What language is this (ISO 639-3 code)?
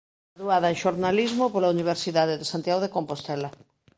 glg